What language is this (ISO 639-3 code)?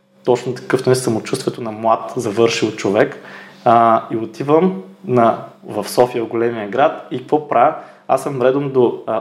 bul